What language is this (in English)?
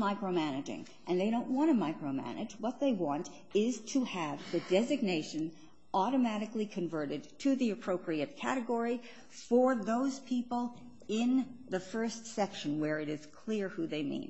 English